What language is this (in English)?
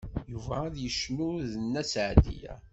Kabyle